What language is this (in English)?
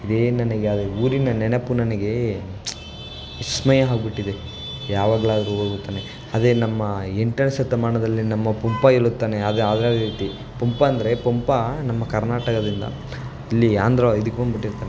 Kannada